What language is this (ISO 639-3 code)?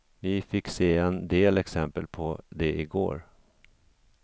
swe